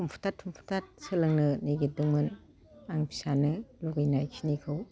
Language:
Bodo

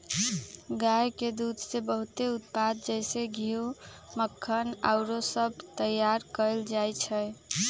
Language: Magahi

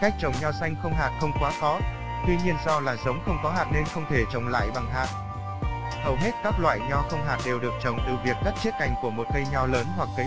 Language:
Vietnamese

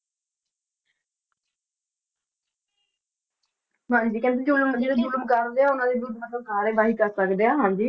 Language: Punjabi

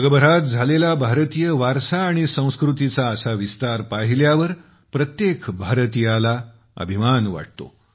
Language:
Marathi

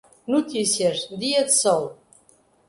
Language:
Portuguese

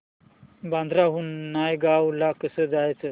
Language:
Marathi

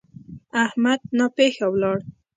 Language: Pashto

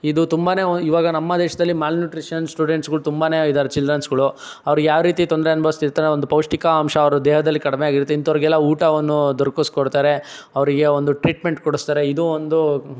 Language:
Kannada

